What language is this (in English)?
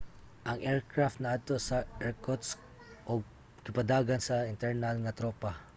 Cebuano